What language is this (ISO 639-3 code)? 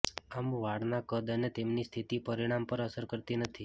guj